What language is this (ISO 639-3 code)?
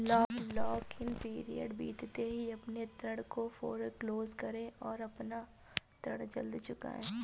hin